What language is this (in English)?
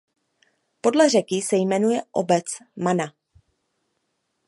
Czech